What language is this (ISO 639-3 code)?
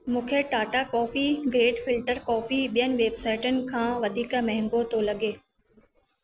snd